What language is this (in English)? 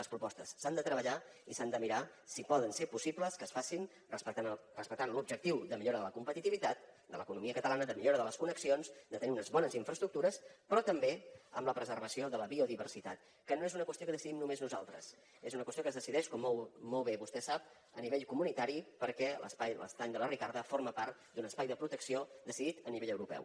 Catalan